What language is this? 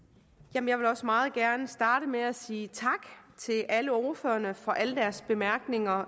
Danish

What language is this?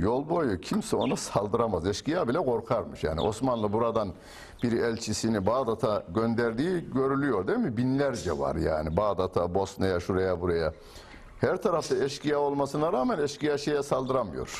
Turkish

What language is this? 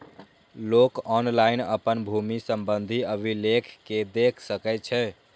Maithili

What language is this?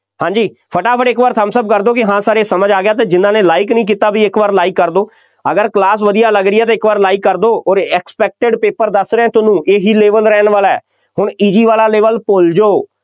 Punjabi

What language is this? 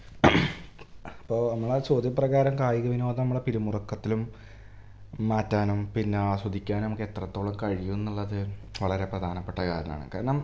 Malayalam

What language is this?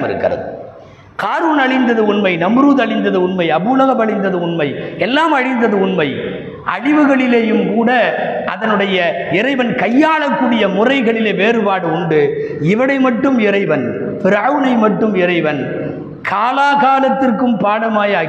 Tamil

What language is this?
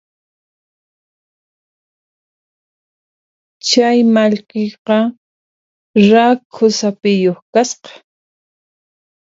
Puno Quechua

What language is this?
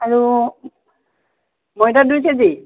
Assamese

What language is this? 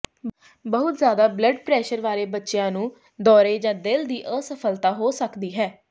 Punjabi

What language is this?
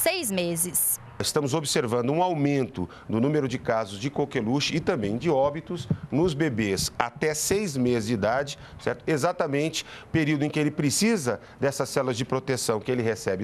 Portuguese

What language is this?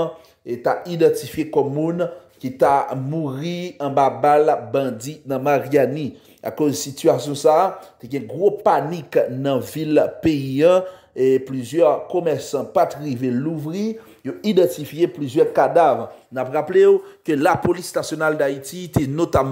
French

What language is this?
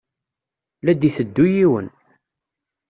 Kabyle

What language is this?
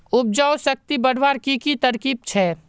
Magahi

